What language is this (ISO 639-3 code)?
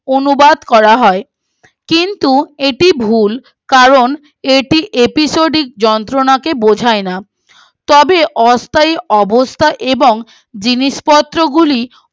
ben